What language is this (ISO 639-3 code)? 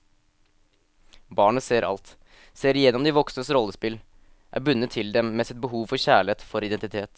nor